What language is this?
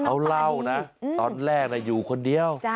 Thai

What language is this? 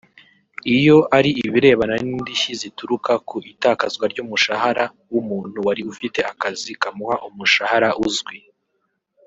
Kinyarwanda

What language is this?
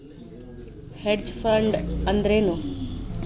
Kannada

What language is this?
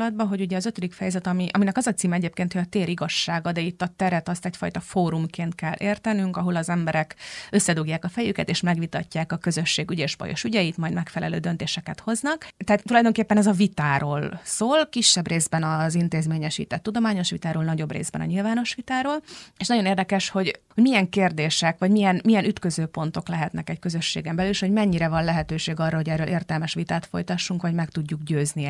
Hungarian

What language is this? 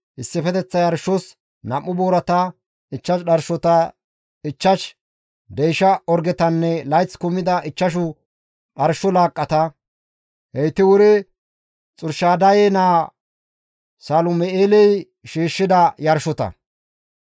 Gamo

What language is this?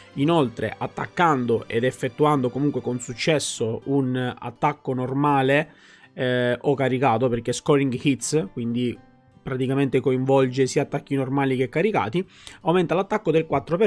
Italian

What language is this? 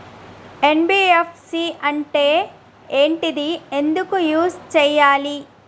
Telugu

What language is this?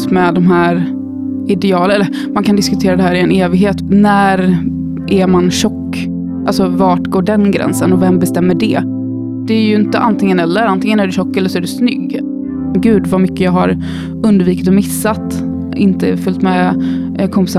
Swedish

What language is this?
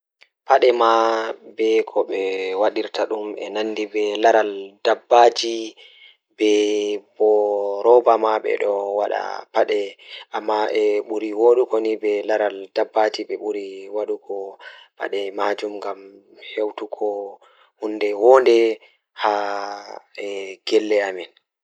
Fula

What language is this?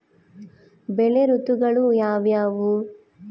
Kannada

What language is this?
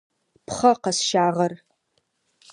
Adyghe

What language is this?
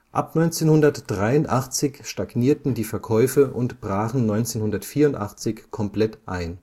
German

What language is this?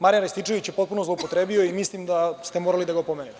Serbian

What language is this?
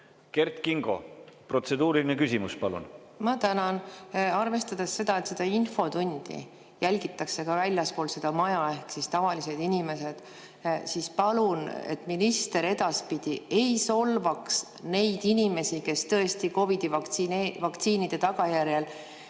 Estonian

